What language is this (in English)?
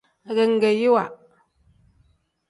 Tem